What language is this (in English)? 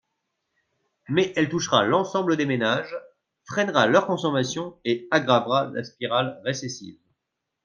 French